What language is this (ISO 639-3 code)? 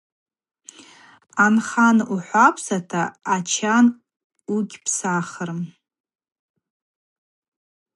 abq